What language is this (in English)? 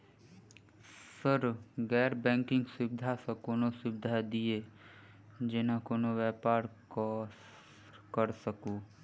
Maithili